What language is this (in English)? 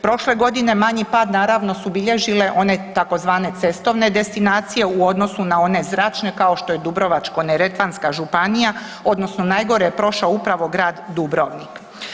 Croatian